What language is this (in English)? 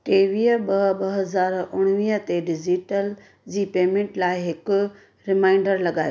Sindhi